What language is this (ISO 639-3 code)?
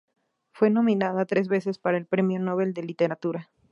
spa